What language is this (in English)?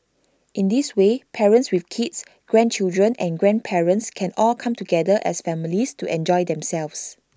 English